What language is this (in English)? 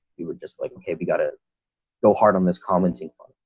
English